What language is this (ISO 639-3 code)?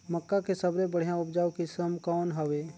hne